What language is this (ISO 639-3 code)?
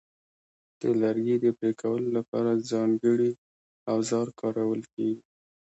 pus